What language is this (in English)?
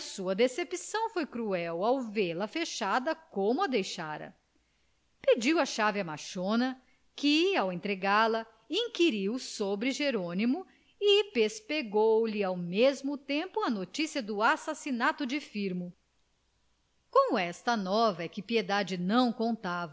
Portuguese